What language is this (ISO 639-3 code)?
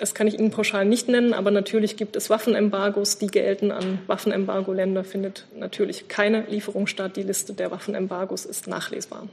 deu